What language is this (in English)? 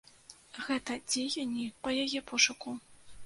Belarusian